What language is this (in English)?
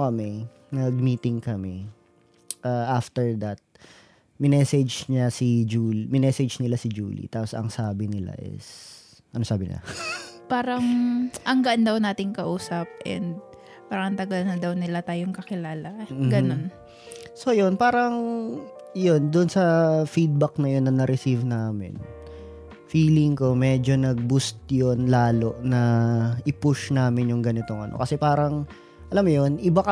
Filipino